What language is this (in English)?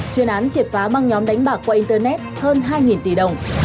Vietnamese